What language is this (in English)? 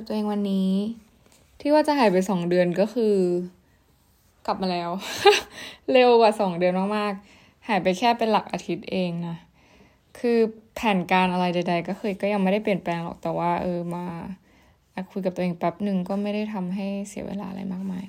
Thai